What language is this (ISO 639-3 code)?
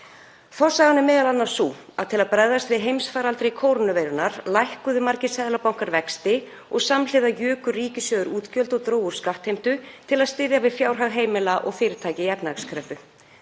isl